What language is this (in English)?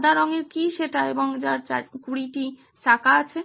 Bangla